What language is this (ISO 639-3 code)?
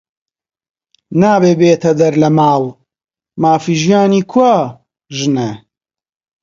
ckb